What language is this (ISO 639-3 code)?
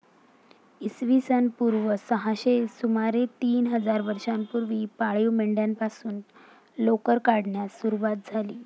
mar